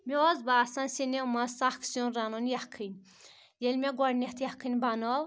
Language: Kashmiri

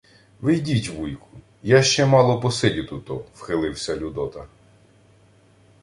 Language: Ukrainian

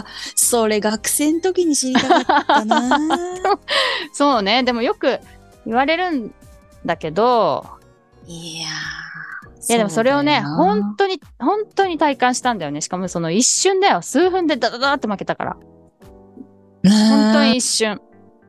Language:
Japanese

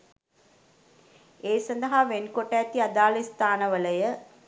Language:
Sinhala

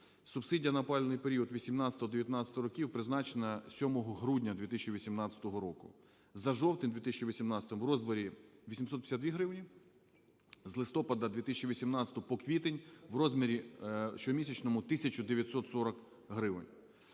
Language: Ukrainian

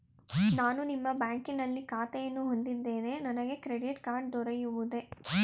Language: Kannada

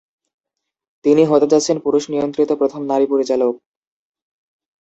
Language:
Bangla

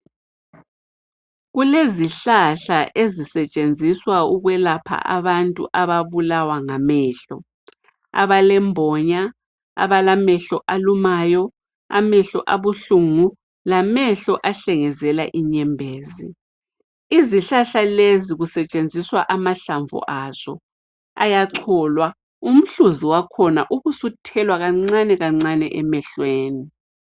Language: North Ndebele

